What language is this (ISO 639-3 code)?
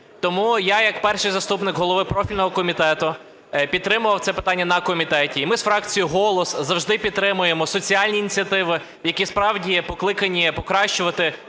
ukr